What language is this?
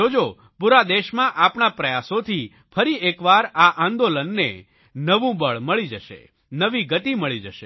Gujarati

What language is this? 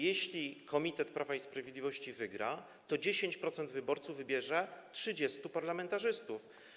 Polish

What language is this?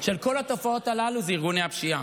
Hebrew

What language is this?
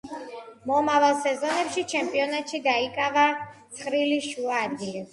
Georgian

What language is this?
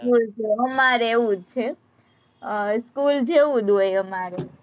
Gujarati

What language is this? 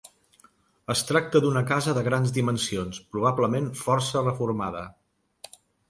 Catalan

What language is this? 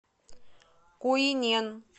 Russian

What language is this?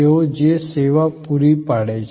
Gujarati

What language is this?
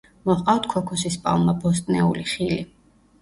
Georgian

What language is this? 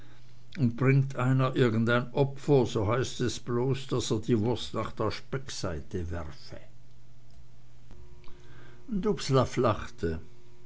German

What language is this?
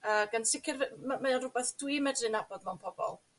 Welsh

